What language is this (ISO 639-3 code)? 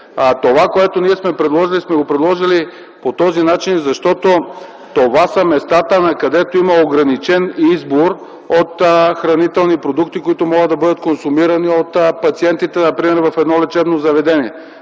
bul